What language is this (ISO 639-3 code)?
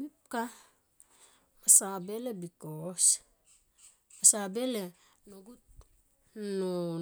tqp